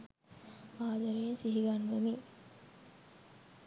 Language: Sinhala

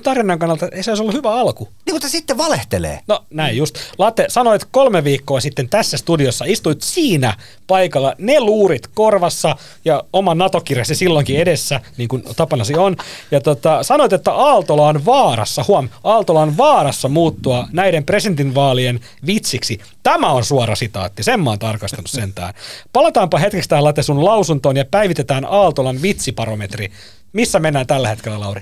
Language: Finnish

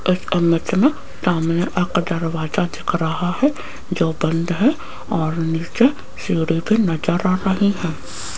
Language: Hindi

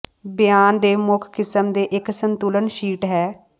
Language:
Punjabi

